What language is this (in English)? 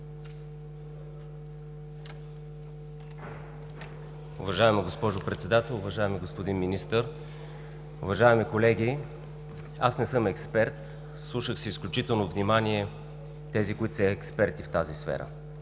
Bulgarian